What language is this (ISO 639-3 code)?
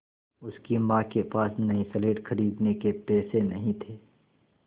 hin